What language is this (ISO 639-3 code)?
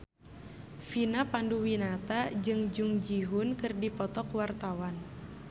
sun